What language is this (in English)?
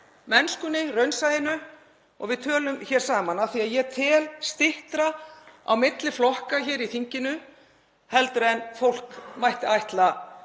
Icelandic